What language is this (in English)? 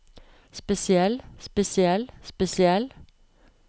Norwegian